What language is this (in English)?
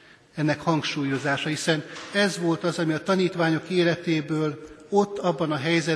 Hungarian